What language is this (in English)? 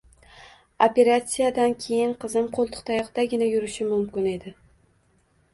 Uzbek